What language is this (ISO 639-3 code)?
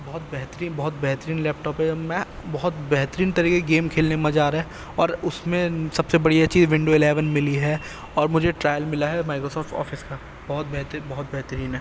urd